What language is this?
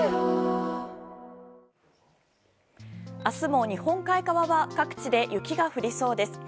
Japanese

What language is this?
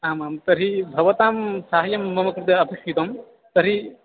Sanskrit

